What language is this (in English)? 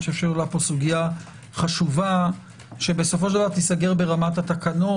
Hebrew